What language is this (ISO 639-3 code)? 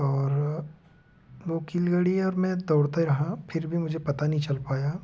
hin